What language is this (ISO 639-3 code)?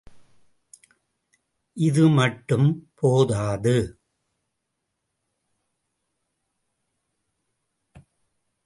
tam